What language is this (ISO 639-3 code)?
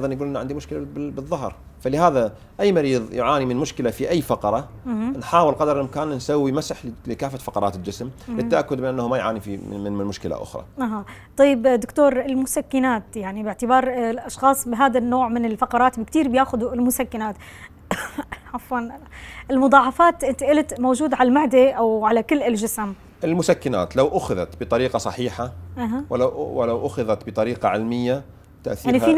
ara